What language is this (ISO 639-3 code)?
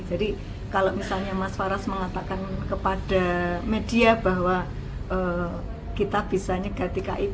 ind